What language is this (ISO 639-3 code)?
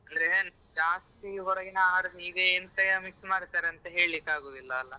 kan